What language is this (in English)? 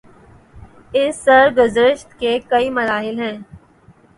Urdu